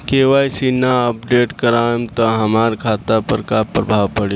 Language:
Bhojpuri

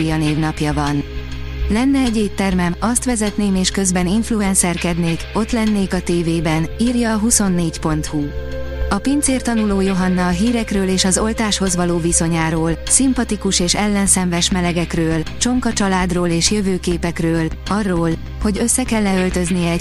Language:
Hungarian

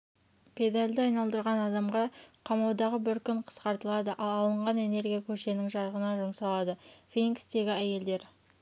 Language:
Kazakh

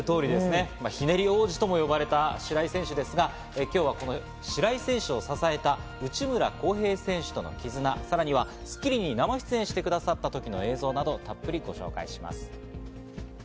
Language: Japanese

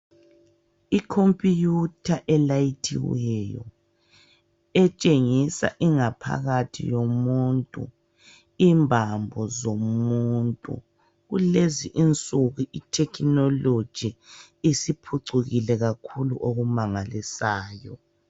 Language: North Ndebele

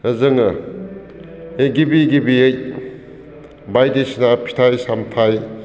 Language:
Bodo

